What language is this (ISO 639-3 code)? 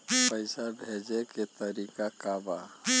bho